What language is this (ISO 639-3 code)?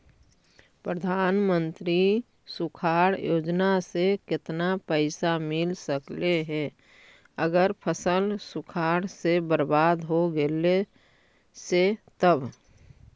mag